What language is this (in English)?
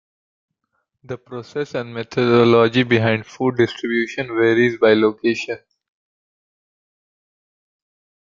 English